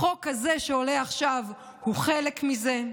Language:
Hebrew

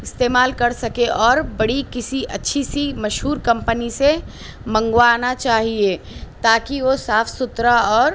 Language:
Urdu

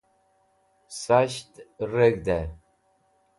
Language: Wakhi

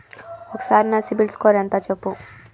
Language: Telugu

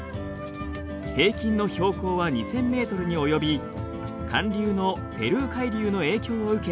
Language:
Japanese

